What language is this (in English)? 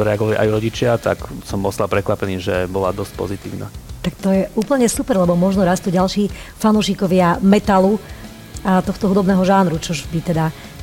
Slovak